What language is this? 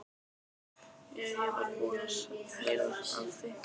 Icelandic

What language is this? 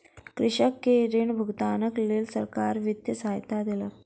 Maithili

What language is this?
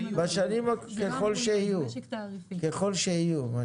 Hebrew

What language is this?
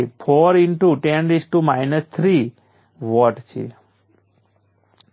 Gujarati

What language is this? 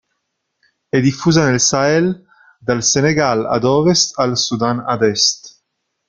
Italian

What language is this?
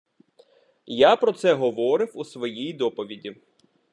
Ukrainian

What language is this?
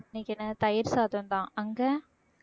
Tamil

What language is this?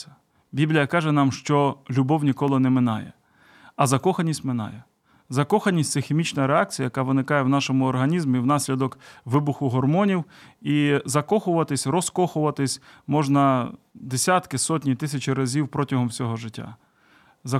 Ukrainian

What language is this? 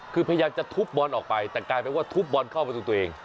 Thai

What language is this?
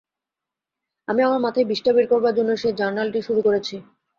Bangla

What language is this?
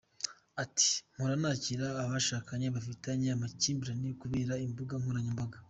Kinyarwanda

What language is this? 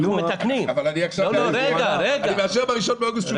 Hebrew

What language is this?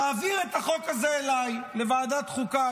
Hebrew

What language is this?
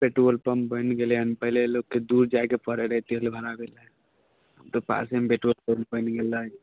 Maithili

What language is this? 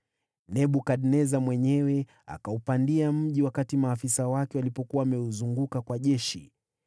Swahili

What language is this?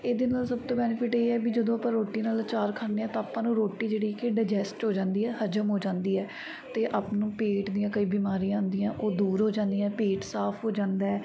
Punjabi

